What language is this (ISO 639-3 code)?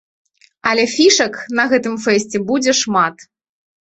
bel